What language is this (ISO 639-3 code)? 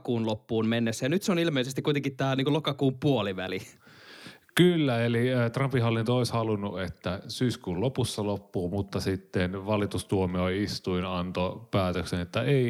fin